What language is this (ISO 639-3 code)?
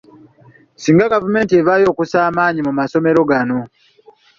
lug